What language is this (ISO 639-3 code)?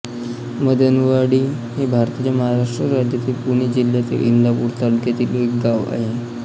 mar